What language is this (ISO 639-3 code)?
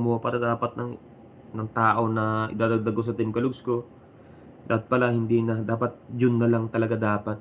fil